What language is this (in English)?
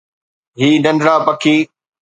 Sindhi